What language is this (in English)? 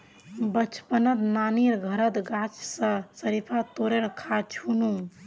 Magahi